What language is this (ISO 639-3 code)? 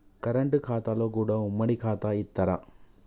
tel